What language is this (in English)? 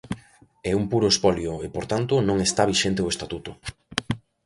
Galician